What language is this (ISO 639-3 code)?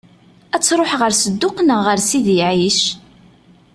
kab